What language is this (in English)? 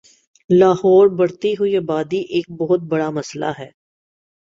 Urdu